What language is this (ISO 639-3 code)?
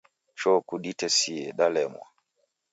dav